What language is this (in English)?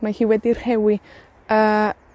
Welsh